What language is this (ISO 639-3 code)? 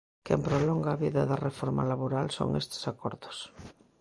glg